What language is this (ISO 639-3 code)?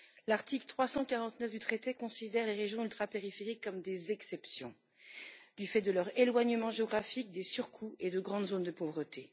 fra